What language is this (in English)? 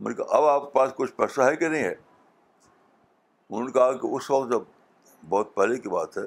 Urdu